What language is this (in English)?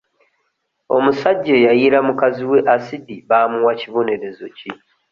Ganda